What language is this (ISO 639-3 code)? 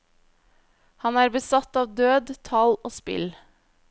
nor